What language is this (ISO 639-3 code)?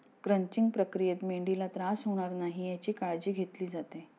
mar